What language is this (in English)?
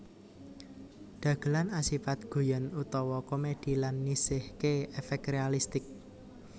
Javanese